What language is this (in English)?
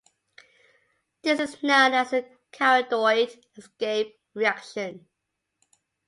English